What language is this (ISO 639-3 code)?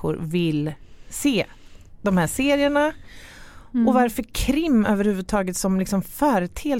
swe